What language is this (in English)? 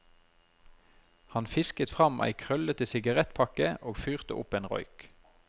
Norwegian